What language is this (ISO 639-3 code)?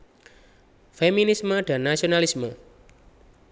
jav